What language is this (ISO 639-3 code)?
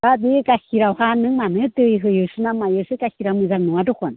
brx